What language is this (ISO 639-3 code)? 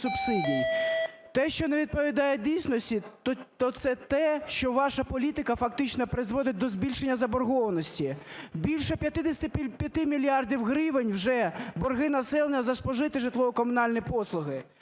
ukr